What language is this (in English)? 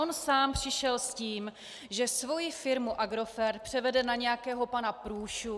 Czech